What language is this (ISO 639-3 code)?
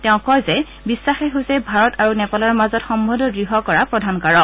asm